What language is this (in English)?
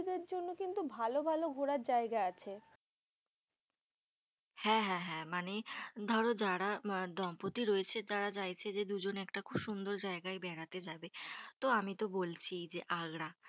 Bangla